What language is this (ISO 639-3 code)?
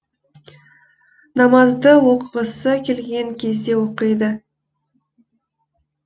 kaz